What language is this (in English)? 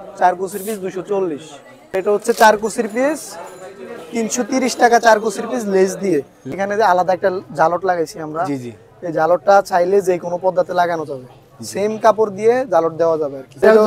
Turkish